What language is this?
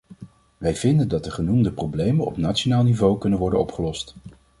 Dutch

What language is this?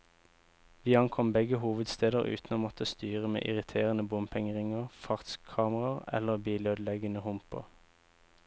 Norwegian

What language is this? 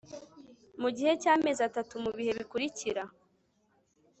Kinyarwanda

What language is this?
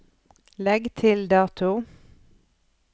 Norwegian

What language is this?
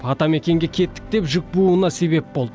Kazakh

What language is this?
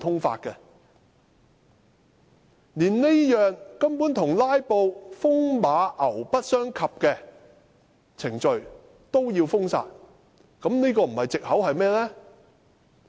Cantonese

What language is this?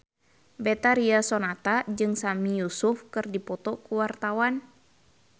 Sundanese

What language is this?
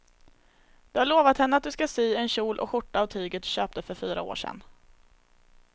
Swedish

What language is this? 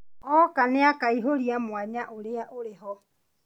Kikuyu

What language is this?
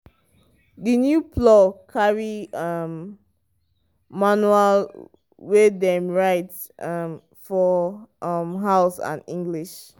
Nigerian Pidgin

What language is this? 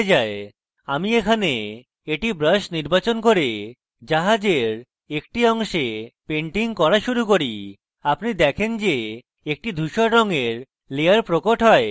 Bangla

